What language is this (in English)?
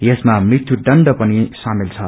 Nepali